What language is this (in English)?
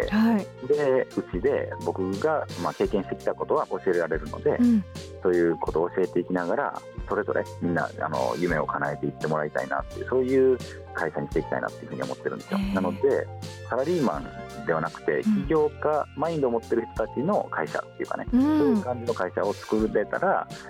Japanese